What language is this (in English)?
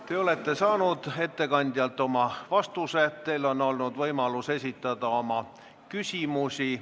Estonian